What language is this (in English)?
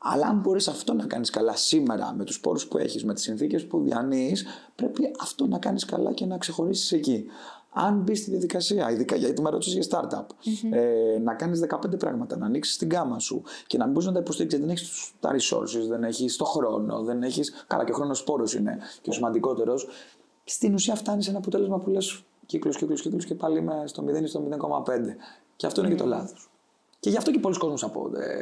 Greek